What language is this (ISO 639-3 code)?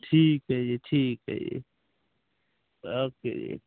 pan